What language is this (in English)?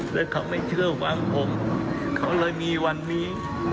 Thai